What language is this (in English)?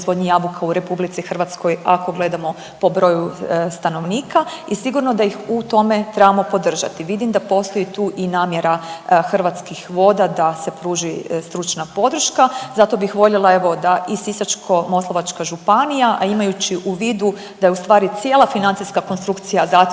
Croatian